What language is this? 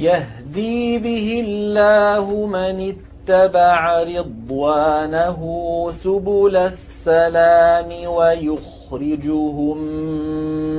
Arabic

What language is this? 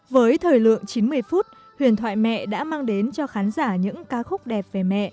Vietnamese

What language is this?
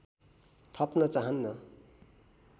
Nepali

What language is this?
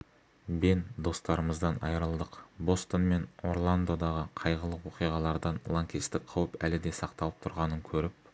Kazakh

